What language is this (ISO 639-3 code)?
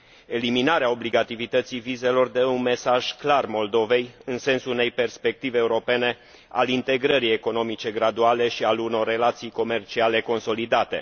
ron